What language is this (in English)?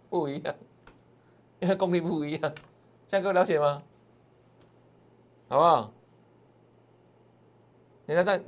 Chinese